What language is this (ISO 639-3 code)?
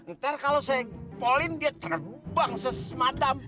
ind